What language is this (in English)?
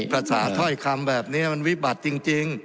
Thai